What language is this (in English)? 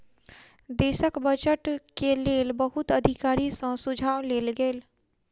Maithili